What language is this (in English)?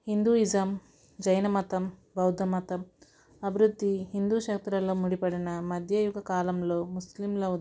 Telugu